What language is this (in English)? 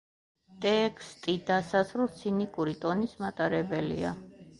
Georgian